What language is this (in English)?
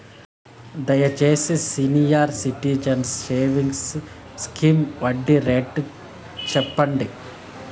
Telugu